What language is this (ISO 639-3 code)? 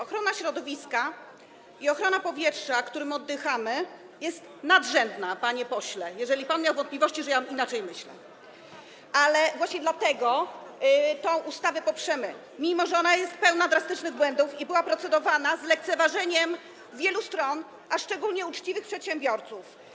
pol